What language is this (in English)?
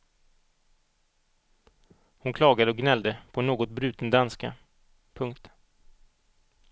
Swedish